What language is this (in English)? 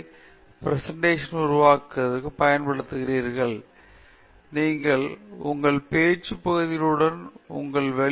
Tamil